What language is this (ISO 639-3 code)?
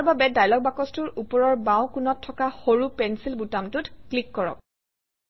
asm